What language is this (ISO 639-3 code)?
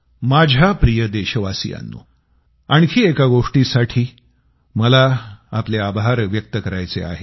mar